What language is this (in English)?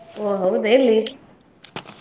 Kannada